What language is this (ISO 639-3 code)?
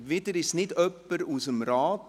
gsw